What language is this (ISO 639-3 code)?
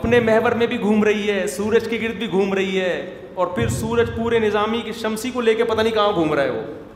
urd